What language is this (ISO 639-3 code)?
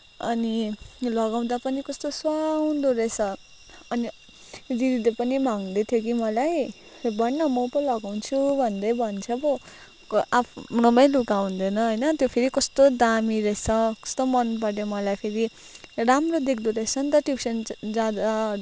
nep